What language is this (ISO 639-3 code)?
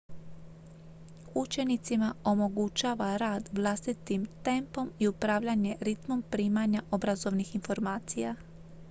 hrv